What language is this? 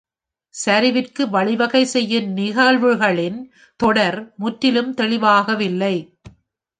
Tamil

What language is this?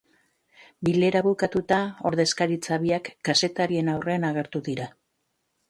Basque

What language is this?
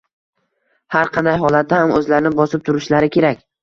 Uzbek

